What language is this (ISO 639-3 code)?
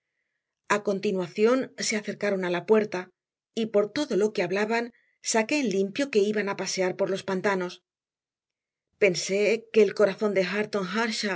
spa